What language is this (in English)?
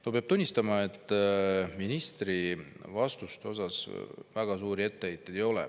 Estonian